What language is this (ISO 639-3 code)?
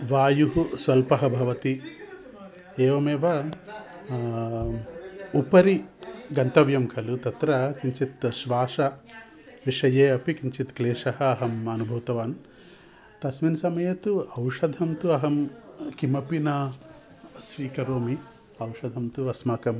san